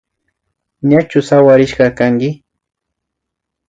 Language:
Imbabura Highland Quichua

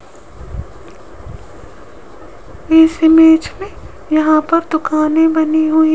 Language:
Hindi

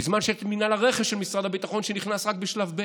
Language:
Hebrew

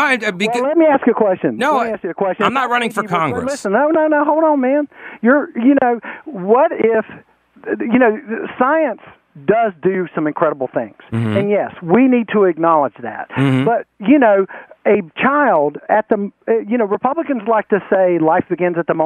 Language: English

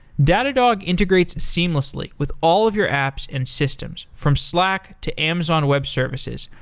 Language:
English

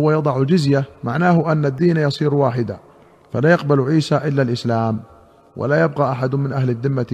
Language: Arabic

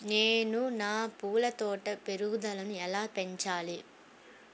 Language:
Telugu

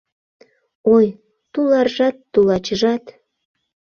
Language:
Mari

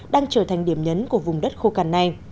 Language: Vietnamese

